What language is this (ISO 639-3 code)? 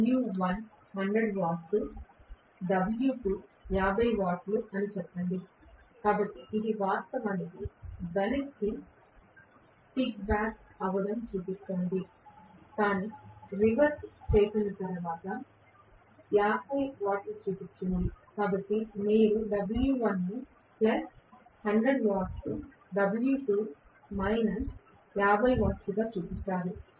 tel